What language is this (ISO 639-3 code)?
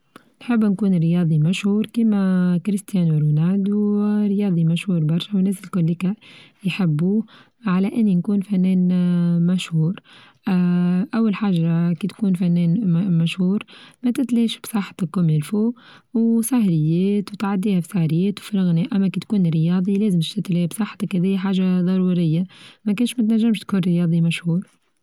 aeb